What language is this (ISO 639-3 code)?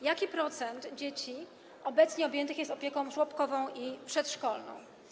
pol